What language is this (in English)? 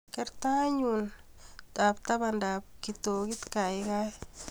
Kalenjin